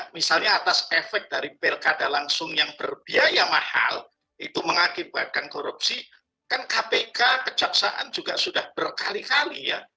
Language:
Indonesian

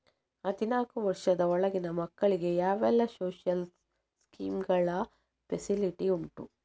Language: Kannada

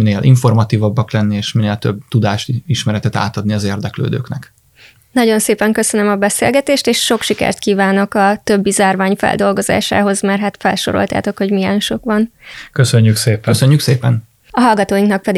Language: Hungarian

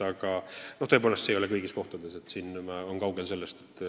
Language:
Estonian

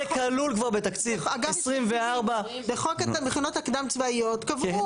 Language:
Hebrew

